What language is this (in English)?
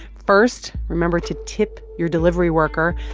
English